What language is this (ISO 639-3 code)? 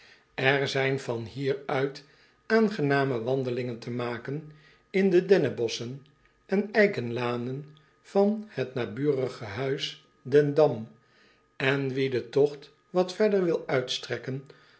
nld